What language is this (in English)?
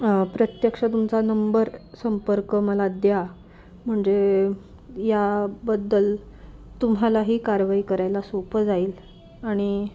Marathi